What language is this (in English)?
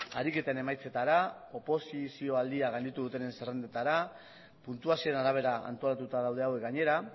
Basque